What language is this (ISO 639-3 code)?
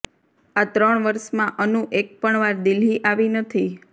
guj